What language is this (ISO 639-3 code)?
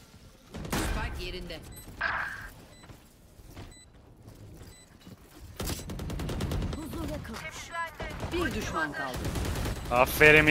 tur